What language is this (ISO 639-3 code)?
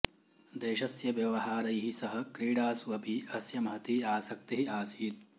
san